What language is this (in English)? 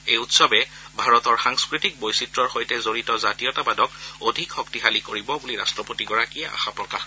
Assamese